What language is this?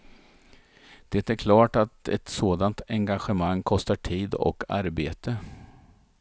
Swedish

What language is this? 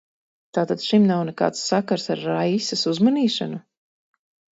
Latvian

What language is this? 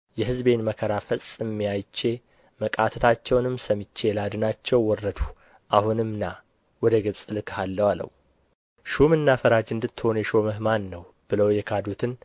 Amharic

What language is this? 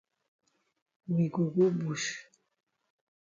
Cameroon Pidgin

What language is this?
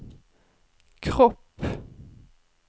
Swedish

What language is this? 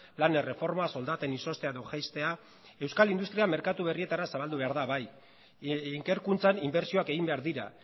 Basque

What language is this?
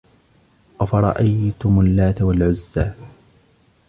Arabic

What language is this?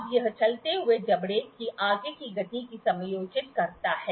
Hindi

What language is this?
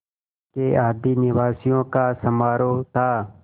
Hindi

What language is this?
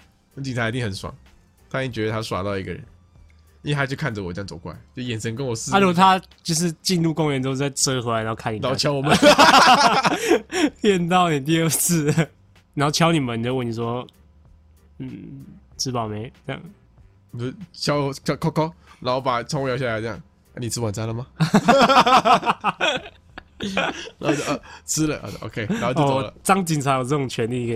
Chinese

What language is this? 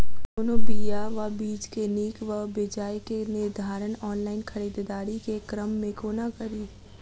Maithili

